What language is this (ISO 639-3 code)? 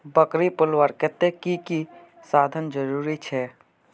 mag